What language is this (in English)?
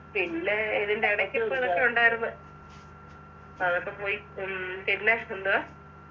Malayalam